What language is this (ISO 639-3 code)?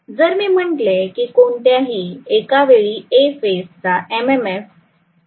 mar